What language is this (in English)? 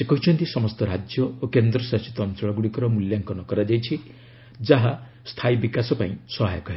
Odia